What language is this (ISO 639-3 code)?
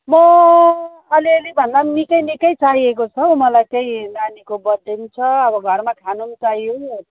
nep